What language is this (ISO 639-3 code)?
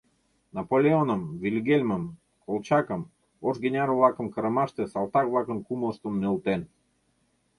chm